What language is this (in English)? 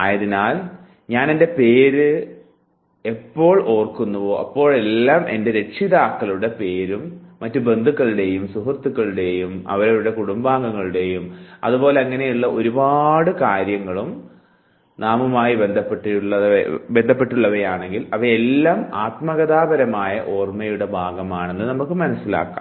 Malayalam